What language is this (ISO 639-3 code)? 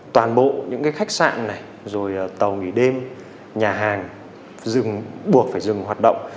vie